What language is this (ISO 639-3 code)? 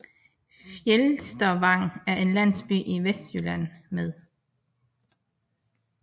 dan